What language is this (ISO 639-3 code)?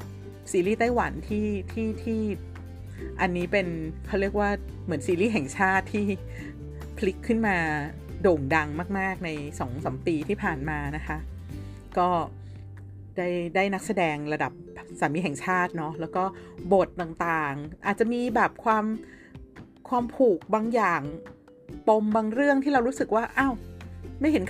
tha